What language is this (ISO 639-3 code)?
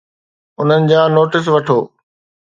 snd